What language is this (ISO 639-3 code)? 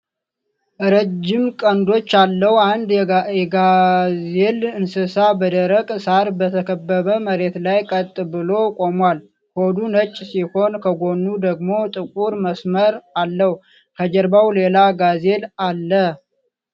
amh